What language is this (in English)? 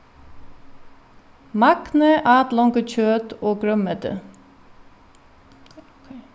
Faroese